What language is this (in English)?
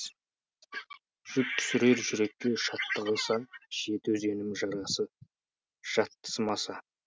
Kazakh